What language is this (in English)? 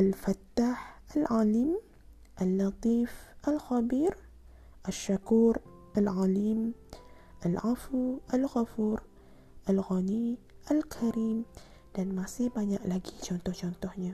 Malay